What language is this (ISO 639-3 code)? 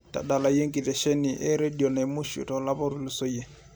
mas